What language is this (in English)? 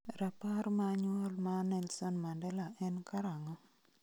Luo (Kenya and Tanzania)